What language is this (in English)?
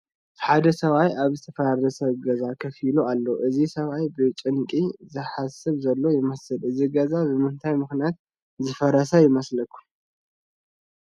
Tigrinya